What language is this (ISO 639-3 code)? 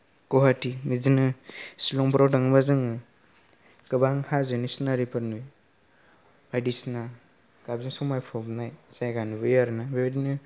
brx